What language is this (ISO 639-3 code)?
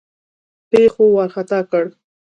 pus